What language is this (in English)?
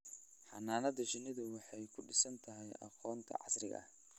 Somali